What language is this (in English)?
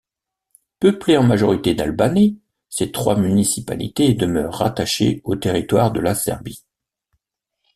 French